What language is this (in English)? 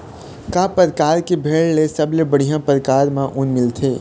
Chhattisgarhi